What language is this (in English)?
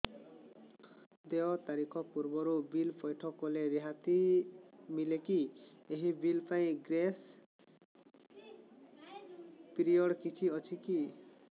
Odia